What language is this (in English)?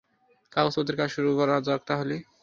Bangla